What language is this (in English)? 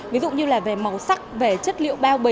Vietnamese